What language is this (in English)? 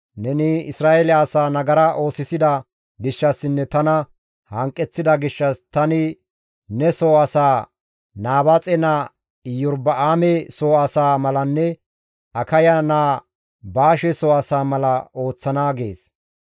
Gamo